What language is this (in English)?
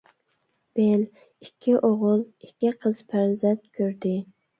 Uyghur